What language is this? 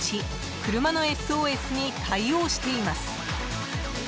Japanese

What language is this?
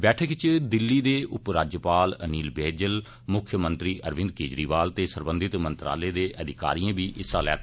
Dogri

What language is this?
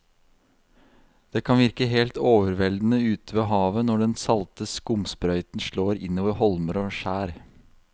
Norwegian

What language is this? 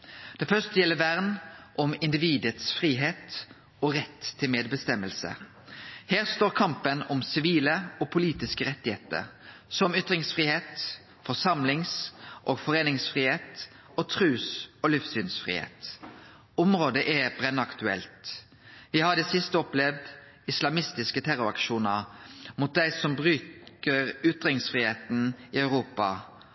Norwegian Nynorsk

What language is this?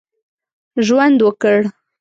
Pashto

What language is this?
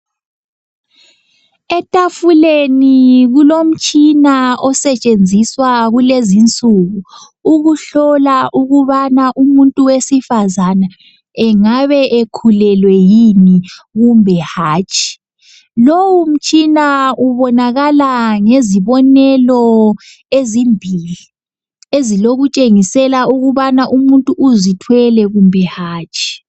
North Ndebele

